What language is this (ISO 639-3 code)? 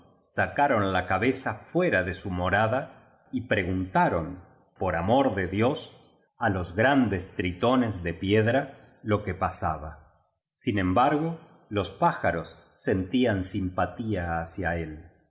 spa